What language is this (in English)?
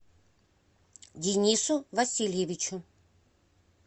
Russian